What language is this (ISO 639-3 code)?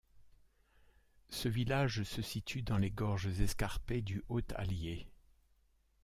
fra